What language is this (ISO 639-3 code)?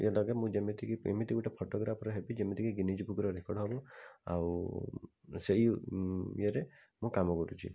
ori